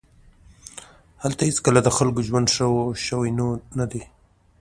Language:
Pashto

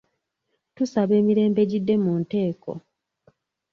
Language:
Ganda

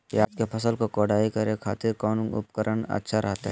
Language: Magahi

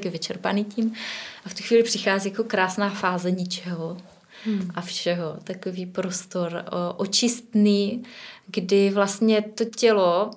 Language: Czech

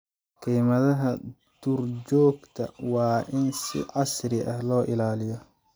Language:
Somali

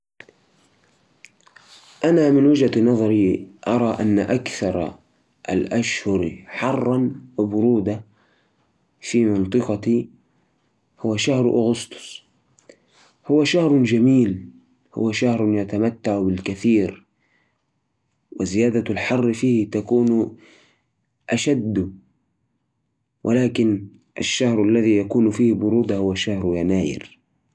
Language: Najdi Arabic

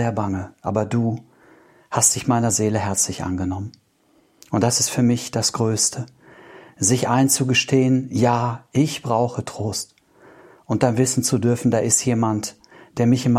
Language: German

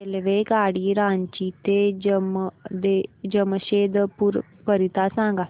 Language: Marathi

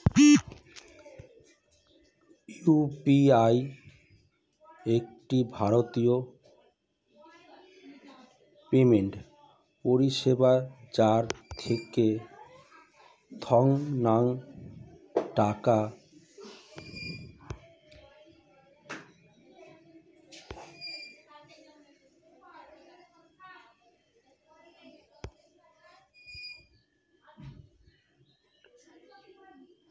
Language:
Bangla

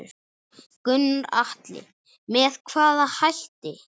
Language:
Icelandic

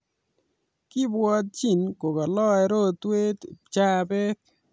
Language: Kalenjin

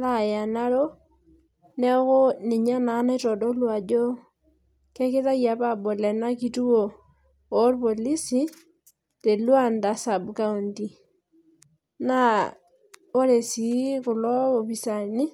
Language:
Masai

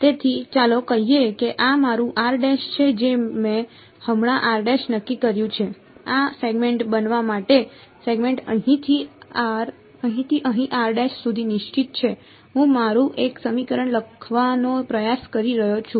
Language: Gujarati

